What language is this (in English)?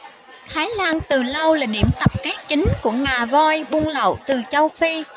Vietnamese